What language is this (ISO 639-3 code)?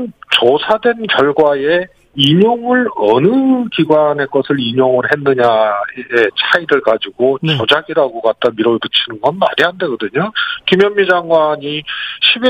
kor